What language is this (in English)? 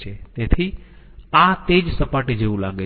Gujarati